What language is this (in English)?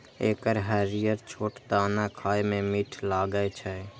Maithili